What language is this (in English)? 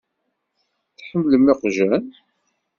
Kabyle